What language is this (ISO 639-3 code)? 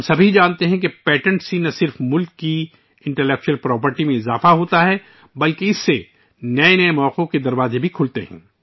urd